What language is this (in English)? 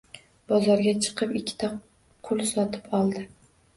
Uzbek